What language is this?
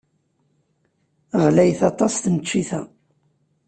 Kabyle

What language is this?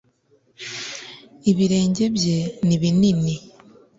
Kinyarwanda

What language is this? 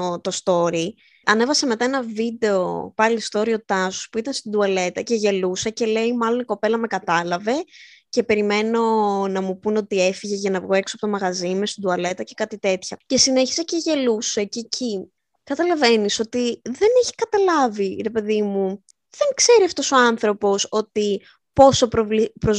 Greek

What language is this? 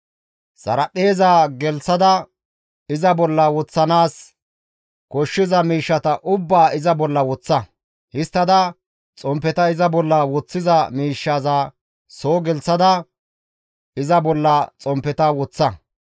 Gamo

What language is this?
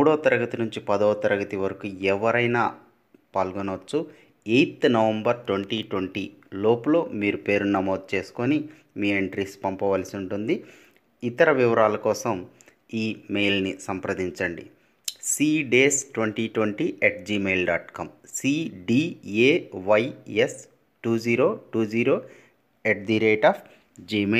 Telugu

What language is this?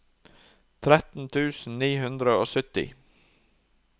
Norwegian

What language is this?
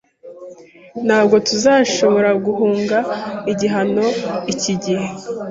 Kinyarwanda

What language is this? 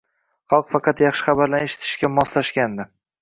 Uzbek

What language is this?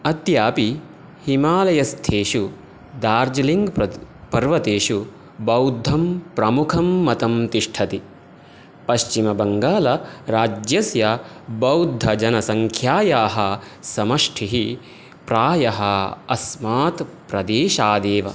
Sanskrit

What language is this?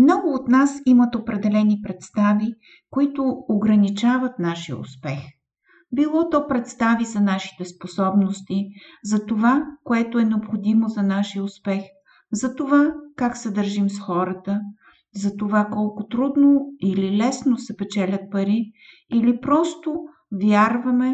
Bulgarian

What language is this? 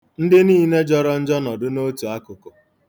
Igbo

